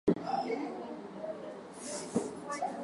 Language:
Swahili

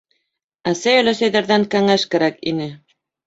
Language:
Bashkir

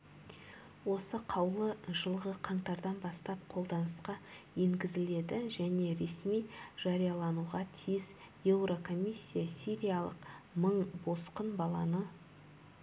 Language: Kazakh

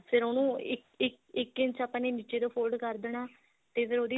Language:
Punjabi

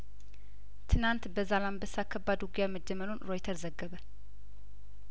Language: Amharic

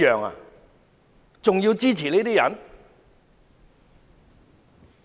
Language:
Cantonese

